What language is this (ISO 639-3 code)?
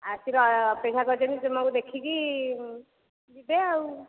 ori